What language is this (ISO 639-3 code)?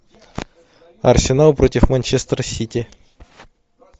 rus